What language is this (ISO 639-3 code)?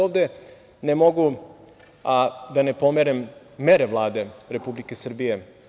srp